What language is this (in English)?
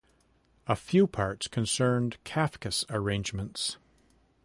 English